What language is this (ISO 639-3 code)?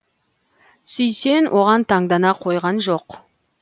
kaz